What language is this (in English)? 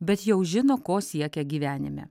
Lithuanian